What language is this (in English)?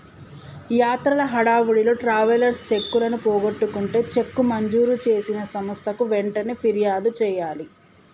Telugu